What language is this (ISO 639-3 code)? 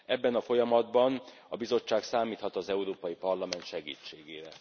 hun